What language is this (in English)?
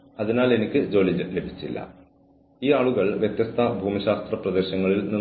Malayalam